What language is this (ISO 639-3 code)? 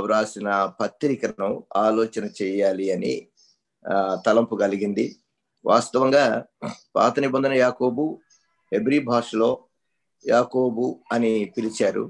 tel